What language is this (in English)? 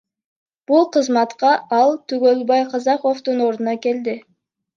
Kyrgyz